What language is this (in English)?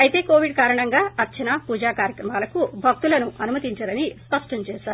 Telugu